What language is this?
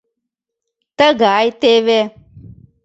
Mari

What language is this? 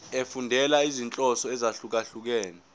Zulu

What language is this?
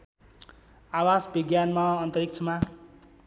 Nepali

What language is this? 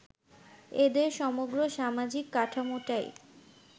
Bangla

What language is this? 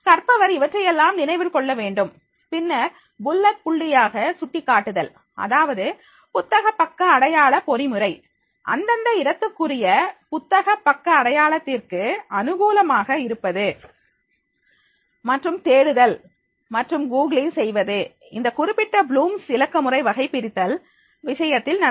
Tamil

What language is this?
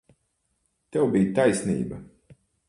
Latvian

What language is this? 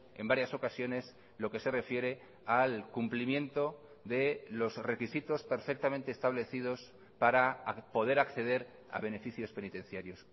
Spanish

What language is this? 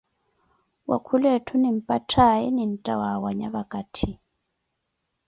Koti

